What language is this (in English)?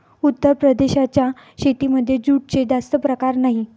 Marathi